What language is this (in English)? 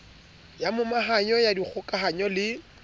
Southern Sotho